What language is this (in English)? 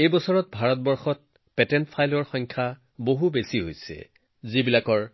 Assamese